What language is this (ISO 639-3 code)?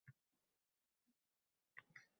uzb